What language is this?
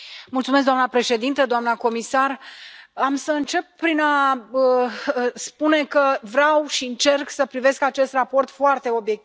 Romanian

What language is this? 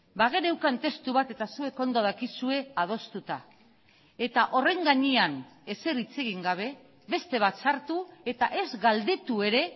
Basque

